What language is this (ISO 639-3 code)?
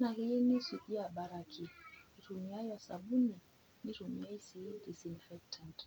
mas